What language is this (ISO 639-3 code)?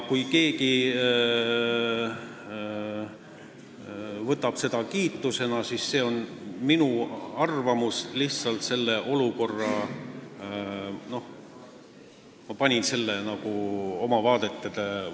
est